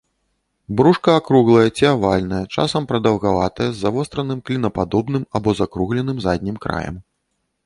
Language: Belarusian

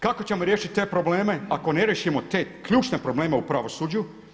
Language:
Croatian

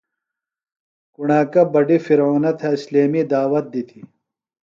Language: Phalura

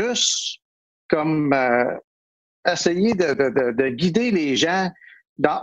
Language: French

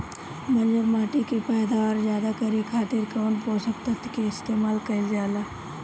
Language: Bhojpuri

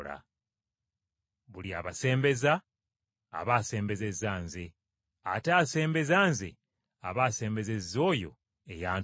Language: Ganda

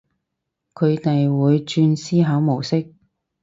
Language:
Cantonese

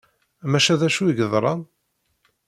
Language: Kabyle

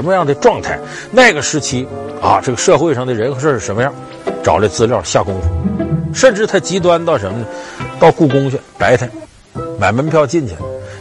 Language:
Chinese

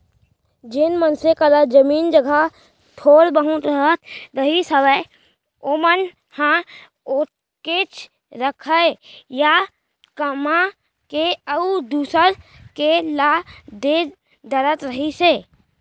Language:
Chhattisgarhi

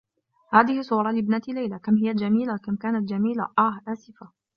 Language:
Arabic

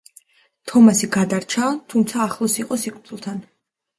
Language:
Georgian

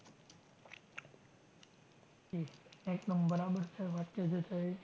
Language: Gujarati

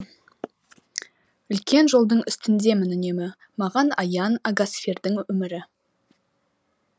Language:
Kazakh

